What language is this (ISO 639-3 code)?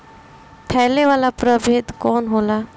bho